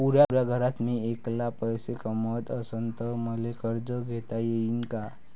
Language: Marathi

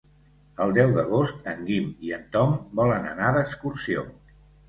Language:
Catalan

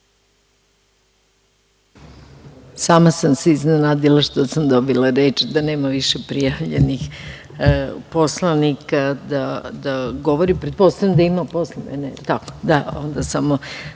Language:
Serbian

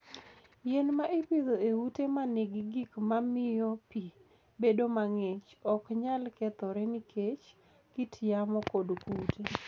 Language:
Luo (Kenya and Tanzania)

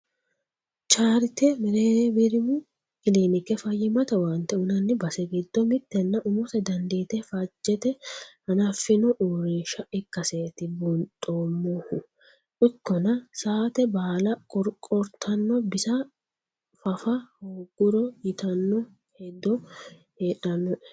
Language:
Sidamo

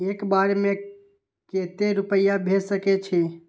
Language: Maithili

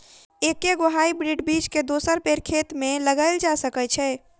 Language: Maithili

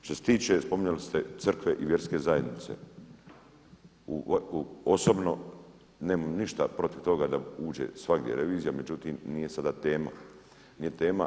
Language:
Croatian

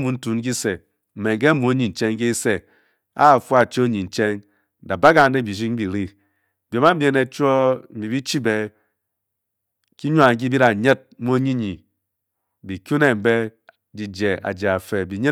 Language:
Bokyi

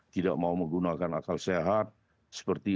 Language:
Indonesian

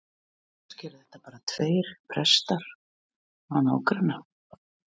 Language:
Icelandic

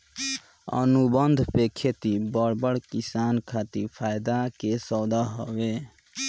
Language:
Bhojpuri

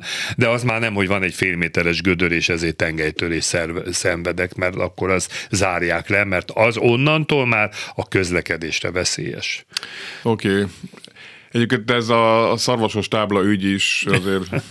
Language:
Hungarian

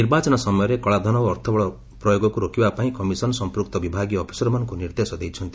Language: Odia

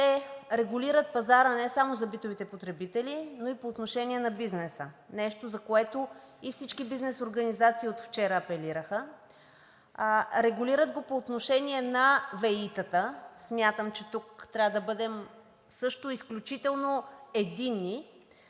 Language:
Bulgarian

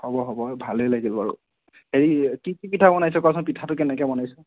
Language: Assamese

